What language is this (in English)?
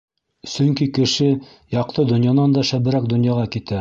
Bashkir